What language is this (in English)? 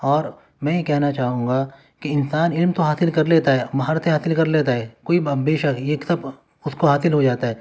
Urdu